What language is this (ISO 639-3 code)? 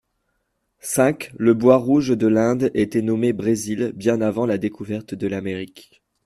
fra